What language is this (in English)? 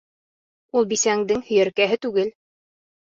Bashkir